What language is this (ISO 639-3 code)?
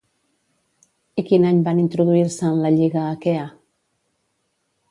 cat